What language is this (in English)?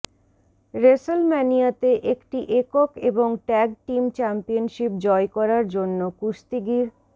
Bangla